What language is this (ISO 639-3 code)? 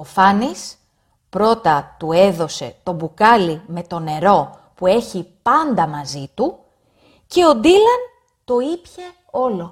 ell